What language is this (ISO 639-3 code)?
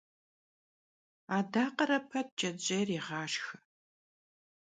kbd